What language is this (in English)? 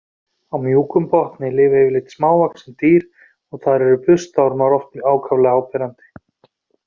Icelandic